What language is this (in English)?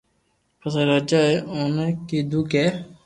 Loarki